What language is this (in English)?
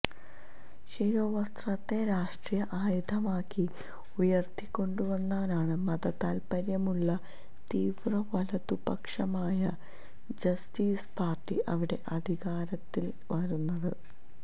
Malayalam